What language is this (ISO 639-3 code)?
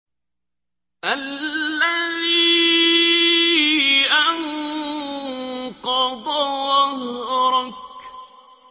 ara